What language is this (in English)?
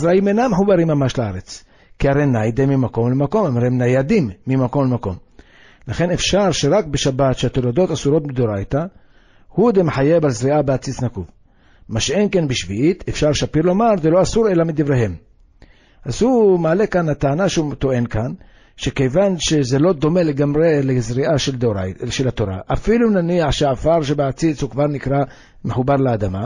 Hebrew